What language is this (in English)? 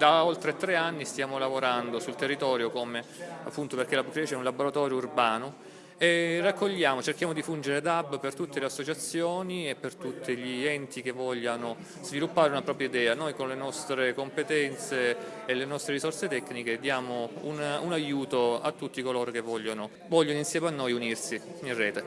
Italian